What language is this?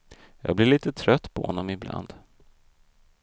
Swedish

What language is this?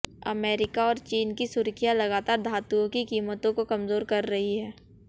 Hindi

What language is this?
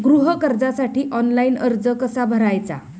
Marathi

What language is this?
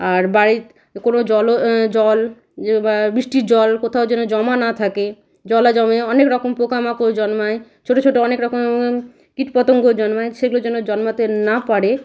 Bangla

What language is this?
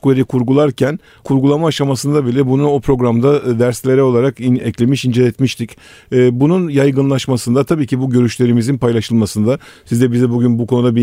Turkish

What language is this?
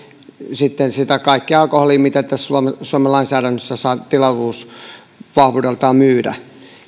Finnish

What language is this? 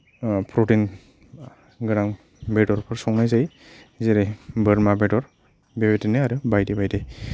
Bodo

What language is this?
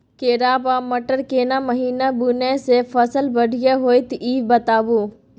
Maithili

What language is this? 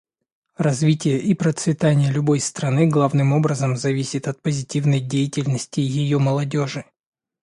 Russian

